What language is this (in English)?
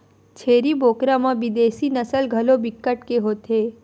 Chhattisgarhi